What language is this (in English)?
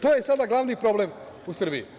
Serbian